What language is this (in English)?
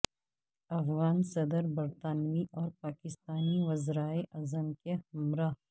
Urdu